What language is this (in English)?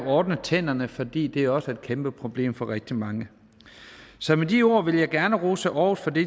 Danish